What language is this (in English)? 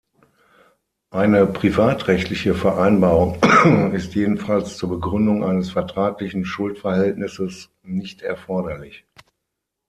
German